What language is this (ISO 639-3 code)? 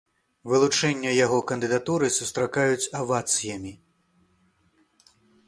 bel